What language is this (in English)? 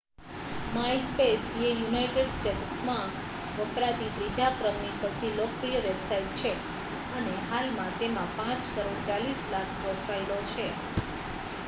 Gujarati